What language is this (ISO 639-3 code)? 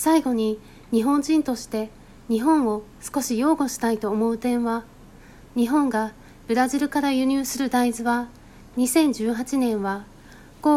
jpn